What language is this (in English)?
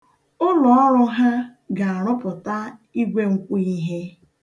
Igbo